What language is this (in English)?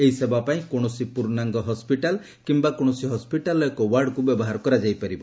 Odia